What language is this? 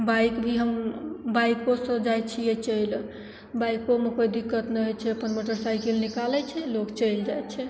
Maithili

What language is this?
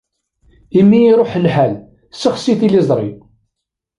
Kabyle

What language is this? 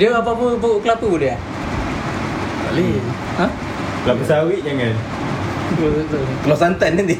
Malay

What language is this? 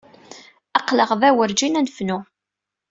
Kabyle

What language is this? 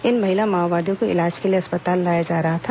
Hindi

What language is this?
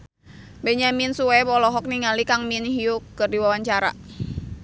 Sundanese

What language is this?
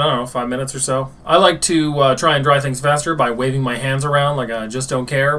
English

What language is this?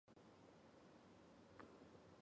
Chinese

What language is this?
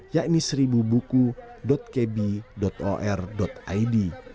Indonesian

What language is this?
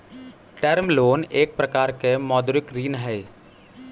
Magahi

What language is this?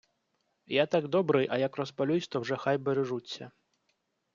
Ukrainian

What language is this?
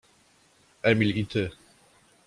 Polish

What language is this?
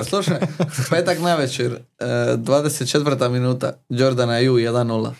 Croatian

